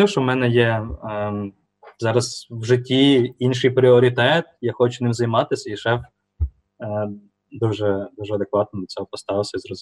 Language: Ukrainian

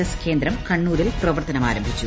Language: Malayalam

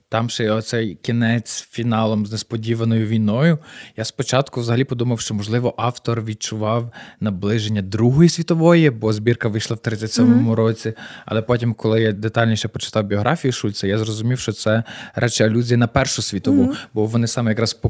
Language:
Ukrainian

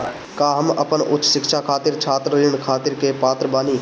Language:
Bhojpuri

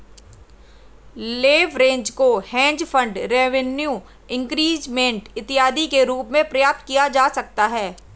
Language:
Hindi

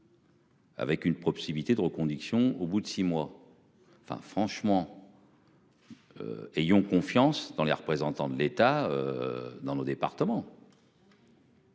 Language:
French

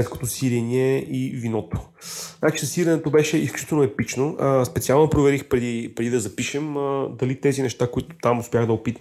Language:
Bulgarian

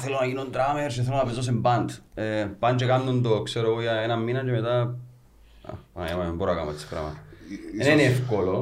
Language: Greek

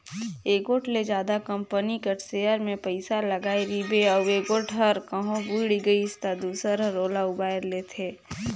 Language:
Chhattisgarhi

